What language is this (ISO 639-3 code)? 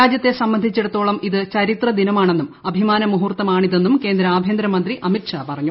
mal